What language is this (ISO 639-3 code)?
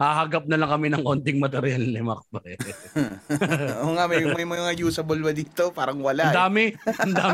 fil